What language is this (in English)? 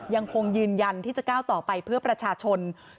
Thai